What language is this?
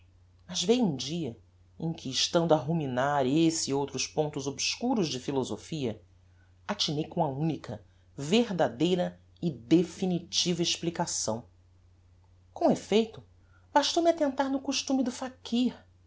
Portuguese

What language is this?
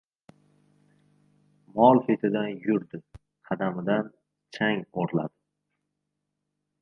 Uzbek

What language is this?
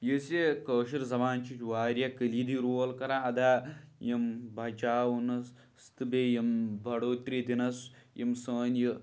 Kashmiri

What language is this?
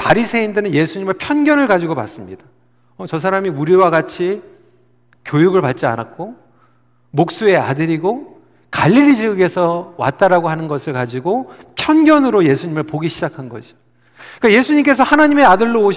Korean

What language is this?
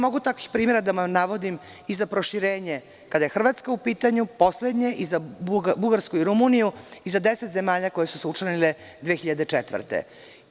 Serbian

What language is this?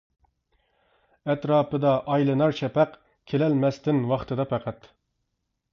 Uyghur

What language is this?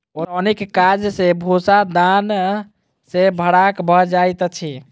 Maithili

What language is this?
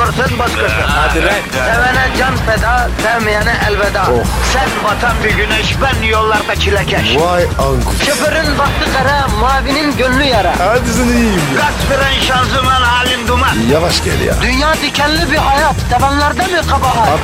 Turkish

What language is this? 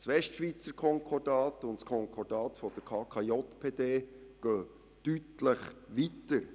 Swiss German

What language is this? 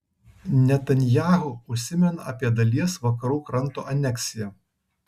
Lithuanian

